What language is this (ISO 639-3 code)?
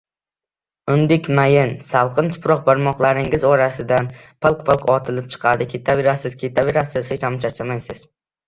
uzb